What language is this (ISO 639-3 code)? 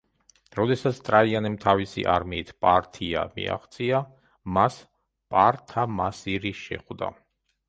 kat